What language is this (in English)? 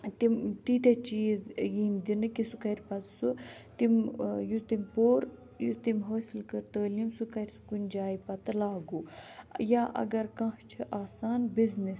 Kashmiri